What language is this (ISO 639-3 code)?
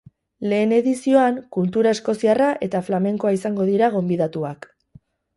eus